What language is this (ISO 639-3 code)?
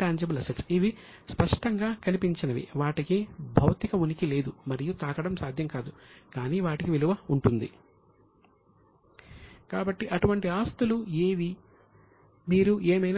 tel